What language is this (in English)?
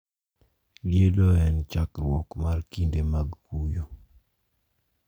Luo (Kenya and Tanzania)